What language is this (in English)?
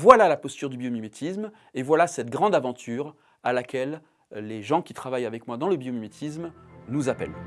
French